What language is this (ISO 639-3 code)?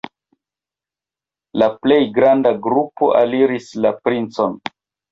epo